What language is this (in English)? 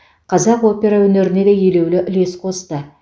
Kazakh